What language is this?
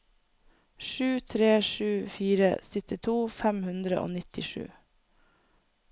Norwegian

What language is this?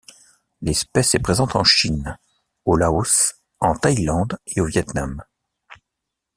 French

